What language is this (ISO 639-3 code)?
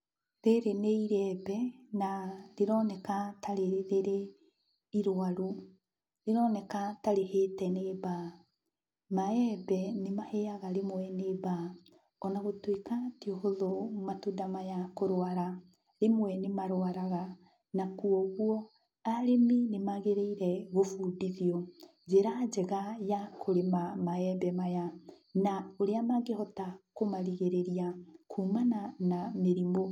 kik